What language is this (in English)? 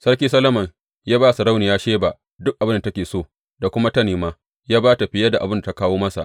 Hausa